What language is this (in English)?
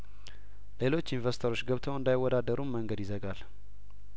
Amharic